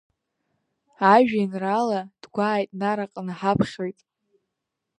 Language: Abkhazian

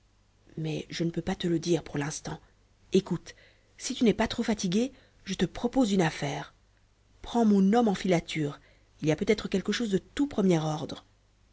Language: French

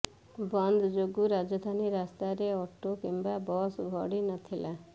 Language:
Odia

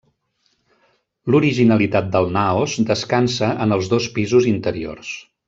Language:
Catalan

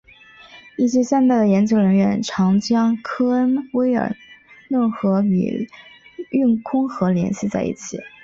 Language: Chinese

